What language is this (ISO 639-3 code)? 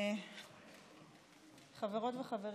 heb